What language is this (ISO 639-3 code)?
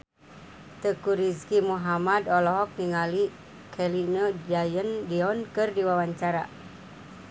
sun